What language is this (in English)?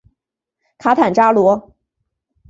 Chinese